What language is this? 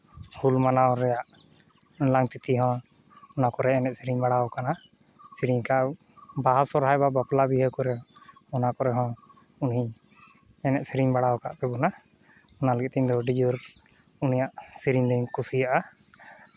Santali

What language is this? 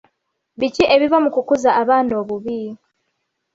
Ganda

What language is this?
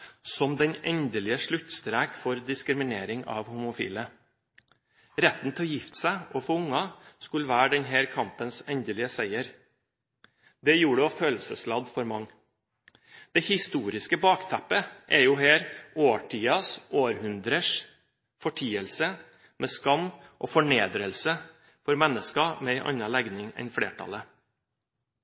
Norwegian Bokmål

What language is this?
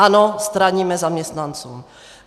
Czech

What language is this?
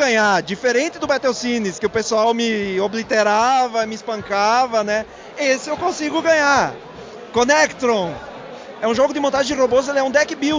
Portuguese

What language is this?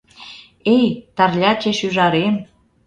Mari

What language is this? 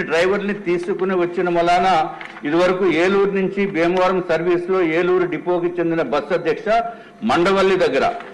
Telugu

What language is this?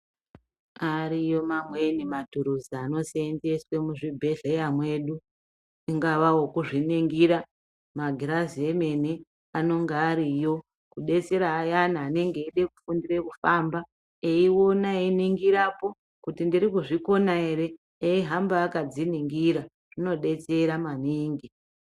Ndau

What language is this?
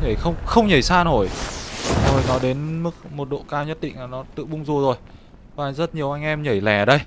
Vietnamese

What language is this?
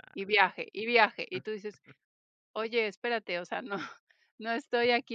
Spanish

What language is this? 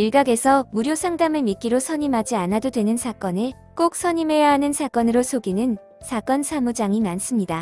Korean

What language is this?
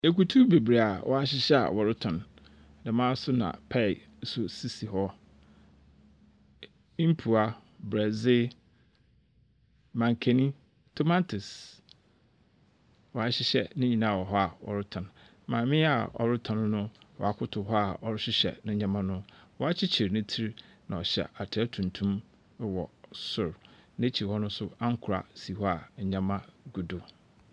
Akan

